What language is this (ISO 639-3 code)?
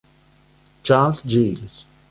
ita